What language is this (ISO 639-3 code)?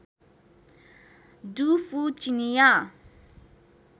nep